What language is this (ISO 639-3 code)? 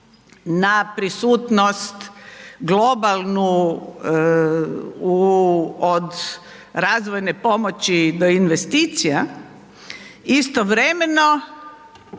hrv